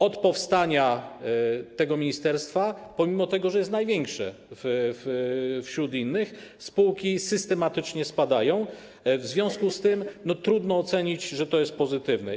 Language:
Polish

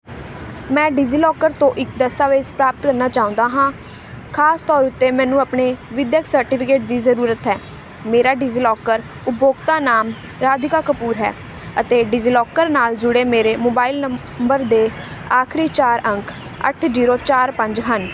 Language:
Punjabi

